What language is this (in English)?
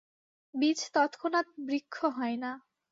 Bangla